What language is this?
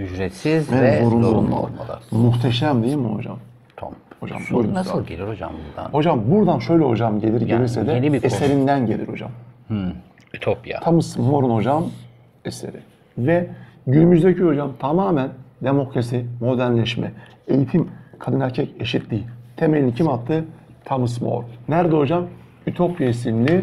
Turkish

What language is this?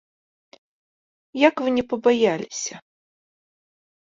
Belarusian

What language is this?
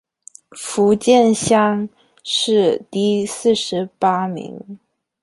Chinese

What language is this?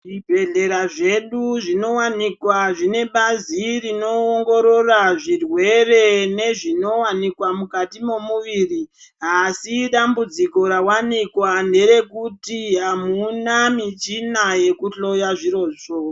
Ndau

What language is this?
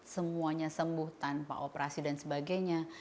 Indonesian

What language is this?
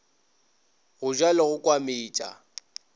Northern Sotho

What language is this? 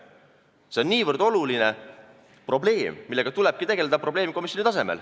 Estonian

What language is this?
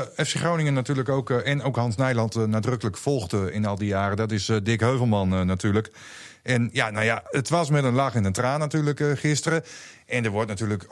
Dutch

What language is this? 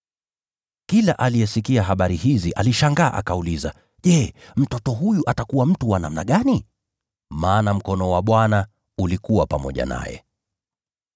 Swahili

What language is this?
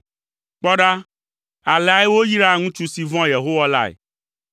Ewe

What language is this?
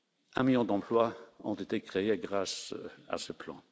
French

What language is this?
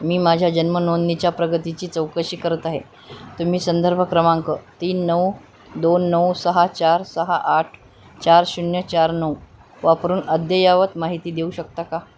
Marathi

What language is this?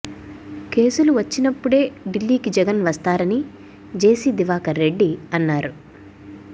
Telugu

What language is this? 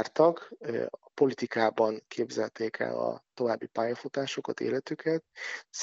Hungarian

